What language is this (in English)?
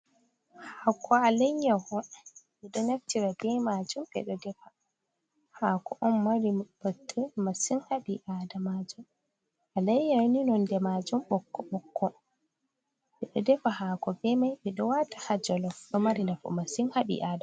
Fula